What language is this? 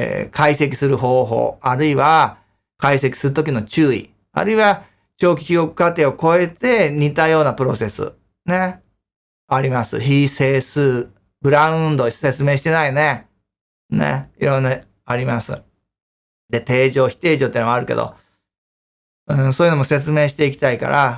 Japanese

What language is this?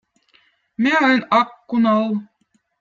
Votic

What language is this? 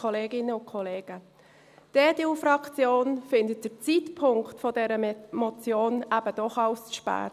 Swiss German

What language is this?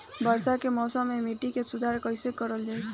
Bhojpuri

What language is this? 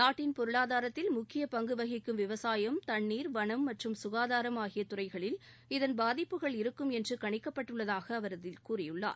Tamil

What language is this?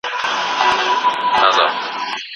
Pashto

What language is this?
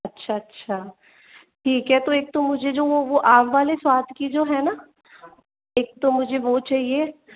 Hindi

